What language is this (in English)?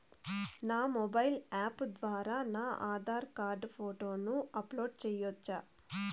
Telugu